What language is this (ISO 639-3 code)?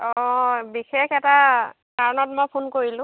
asm